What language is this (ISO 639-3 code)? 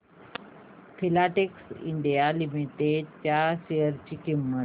mar